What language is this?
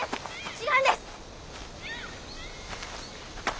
Japanese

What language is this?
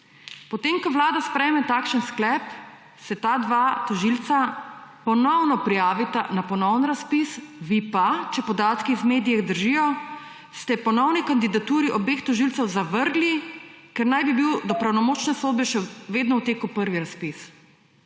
Slovenian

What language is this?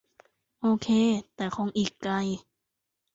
Thai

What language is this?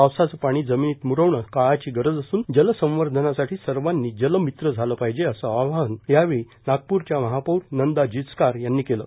Marathi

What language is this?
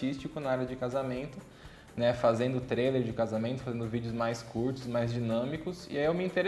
Portuguese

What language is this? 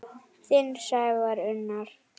Icelandic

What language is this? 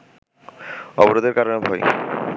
Bangla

